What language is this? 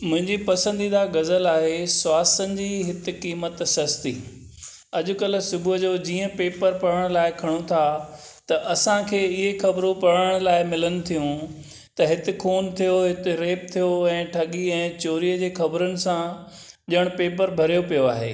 Sindhi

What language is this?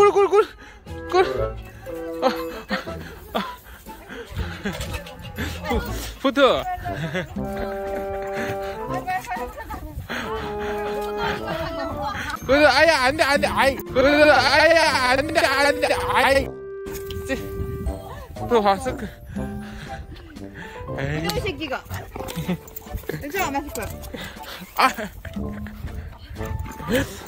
Korean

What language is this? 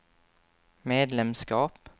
Swedish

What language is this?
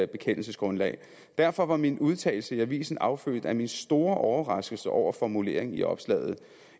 Danish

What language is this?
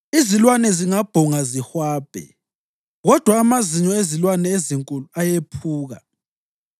North Ndebele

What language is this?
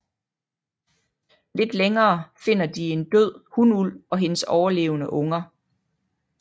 Danish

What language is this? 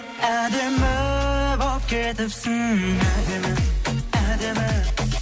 Kazakh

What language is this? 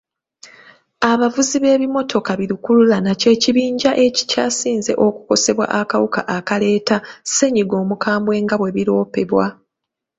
Ganda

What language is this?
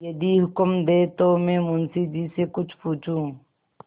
Hindi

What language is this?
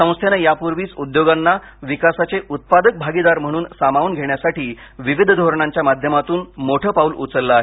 Marathi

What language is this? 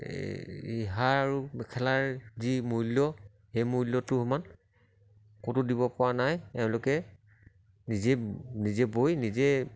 Assamese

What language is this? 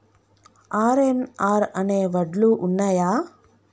Telugu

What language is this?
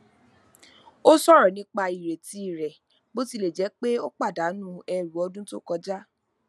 Yoruba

